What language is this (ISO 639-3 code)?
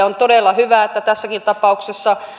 fin